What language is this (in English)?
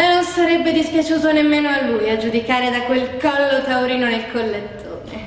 Italian